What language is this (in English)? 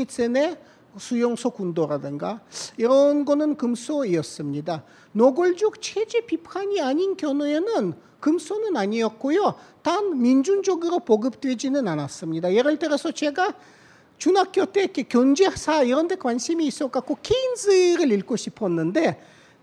Korean